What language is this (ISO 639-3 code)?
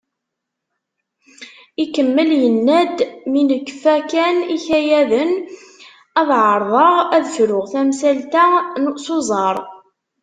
kab